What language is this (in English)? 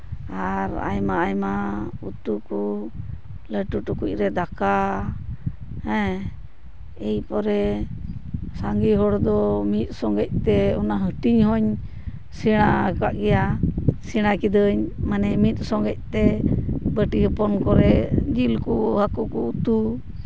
Santali